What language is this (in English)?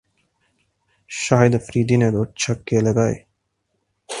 Urdu